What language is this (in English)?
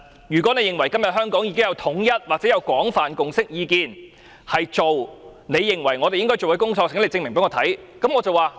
Cantonese